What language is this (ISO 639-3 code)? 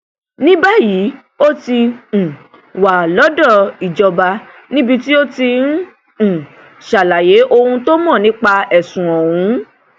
yor